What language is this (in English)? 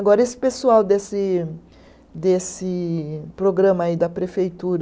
Portuguese